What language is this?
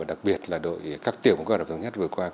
Vietnamese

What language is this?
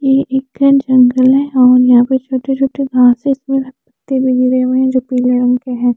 Hindi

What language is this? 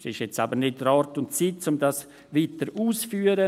Swiss German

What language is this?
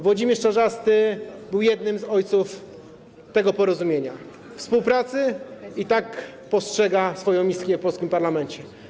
Polish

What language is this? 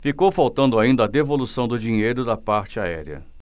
Portuguese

